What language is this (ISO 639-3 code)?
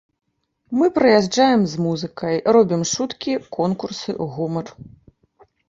bel